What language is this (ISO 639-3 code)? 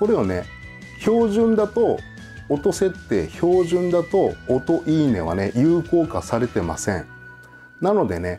jpn